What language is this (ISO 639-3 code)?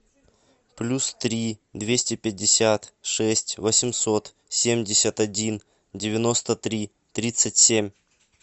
rus